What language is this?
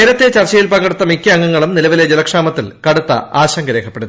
Malayalam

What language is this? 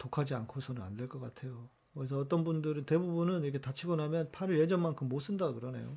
Korean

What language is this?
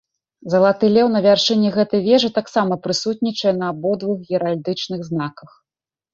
Belarusian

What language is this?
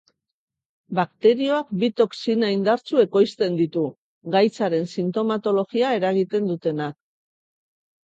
Basque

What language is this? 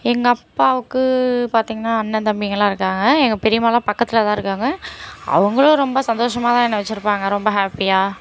Tamil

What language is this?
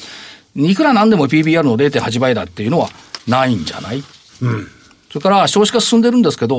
Japanese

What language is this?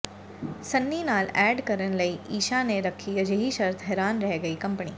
Punjabi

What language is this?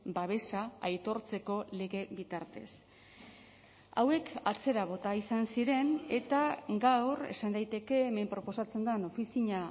Basque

